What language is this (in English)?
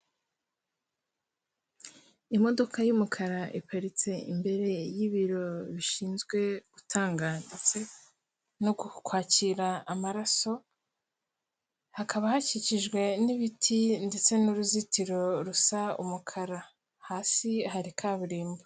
Kinyarwanda